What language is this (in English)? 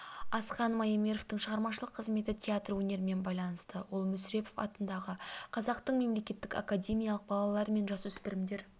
Kazakh